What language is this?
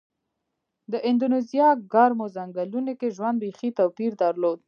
Pashto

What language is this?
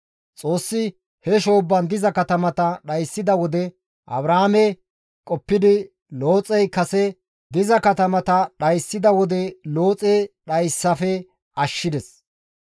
Gamo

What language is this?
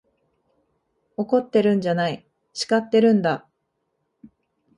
Japanese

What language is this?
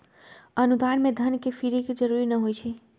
Magahi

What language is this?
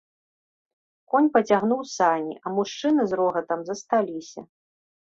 Belarusian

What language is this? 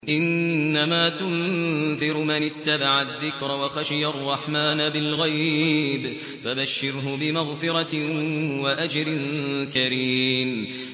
Arabic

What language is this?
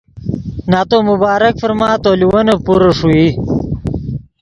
Yidgha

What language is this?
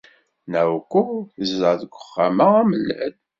Kabyle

